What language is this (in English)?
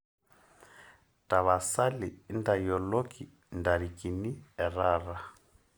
Masai